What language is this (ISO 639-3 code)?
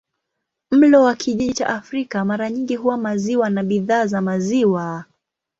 swa